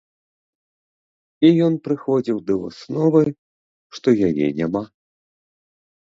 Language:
Belarusian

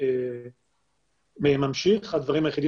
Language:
Hebrew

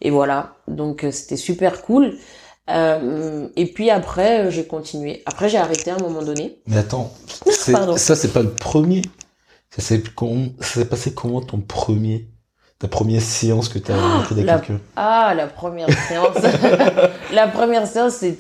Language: French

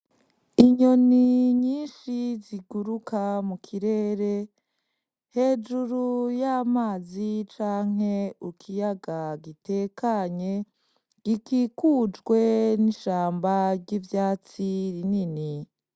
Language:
Rundi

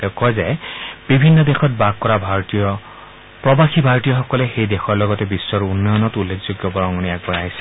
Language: Assamese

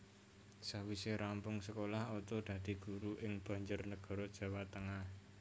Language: Javanese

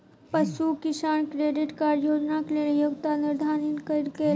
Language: Maithili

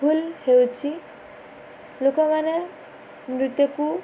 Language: Odia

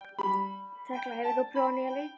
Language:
Icelandic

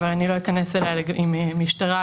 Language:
Hebrew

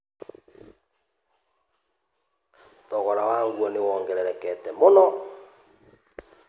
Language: Kikuyu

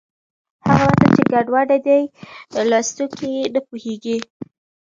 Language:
Pashto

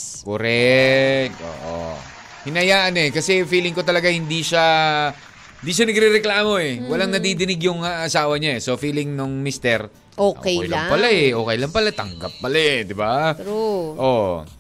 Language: Filipino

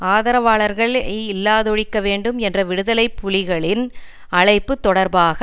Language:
Tamil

